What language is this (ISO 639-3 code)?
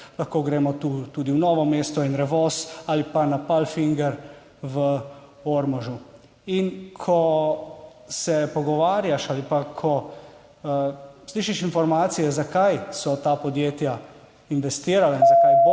slv